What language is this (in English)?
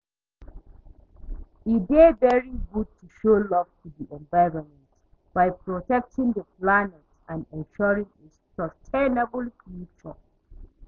Nigerian Pidgin